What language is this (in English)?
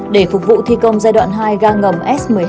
Vietnamese